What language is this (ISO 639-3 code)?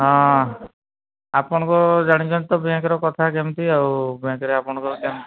ori